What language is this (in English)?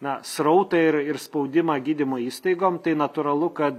Lithuanian